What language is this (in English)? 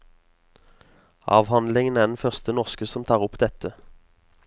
Norwegian